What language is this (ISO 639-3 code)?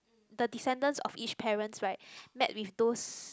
eng